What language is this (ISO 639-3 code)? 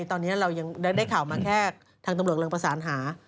tha